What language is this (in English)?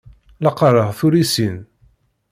Kabyle